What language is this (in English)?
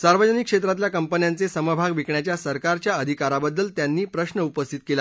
Marathi